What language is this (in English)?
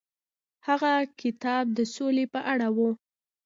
Pashto